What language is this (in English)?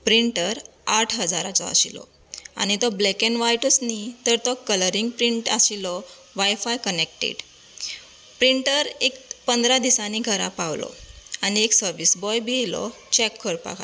Konkani